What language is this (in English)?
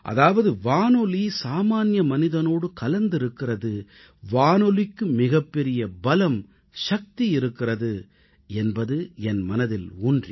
Tamil